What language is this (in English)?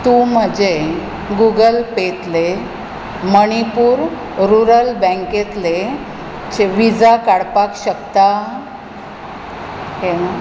Konkani